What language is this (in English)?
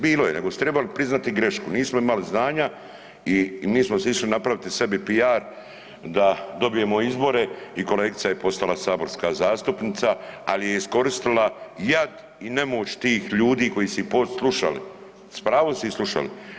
Croatian